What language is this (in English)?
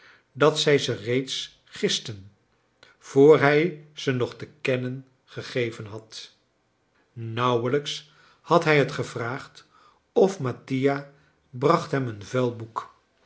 Dutch